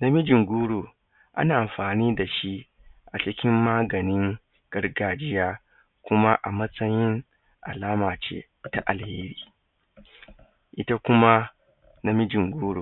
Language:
Hausa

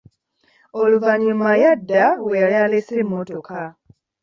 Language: Ganda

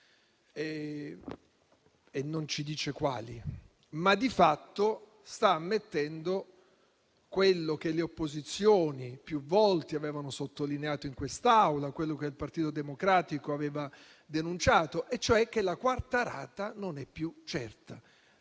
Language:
Italian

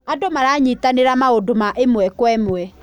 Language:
Kikuyu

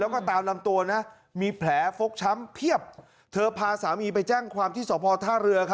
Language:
Thai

